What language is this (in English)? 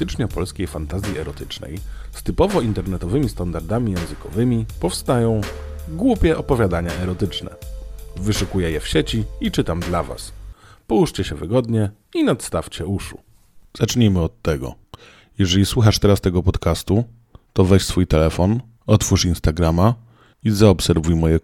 Polish